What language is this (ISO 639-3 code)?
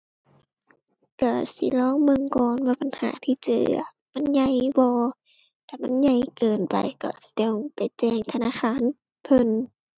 tha